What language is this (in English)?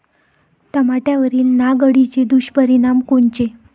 Marathi